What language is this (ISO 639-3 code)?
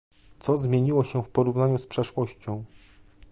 pol